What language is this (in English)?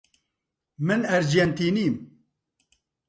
Central Kurdish